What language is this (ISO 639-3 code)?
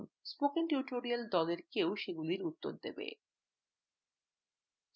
ben